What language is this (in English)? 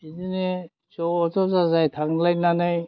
Bodo